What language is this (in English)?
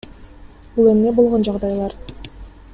Kyrgyz